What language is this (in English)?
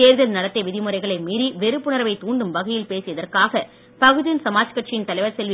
Tamil